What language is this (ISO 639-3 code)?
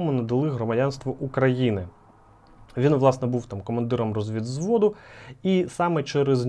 ukr